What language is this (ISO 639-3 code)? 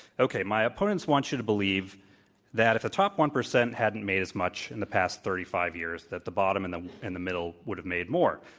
eng